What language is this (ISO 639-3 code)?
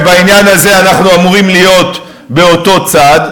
heb